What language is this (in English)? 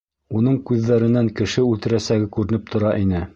Bashkir